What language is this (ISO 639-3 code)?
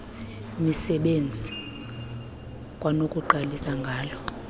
xho